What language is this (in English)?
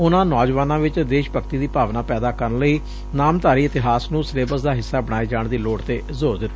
Punjabi